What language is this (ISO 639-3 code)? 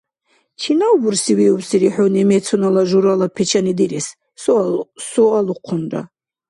dar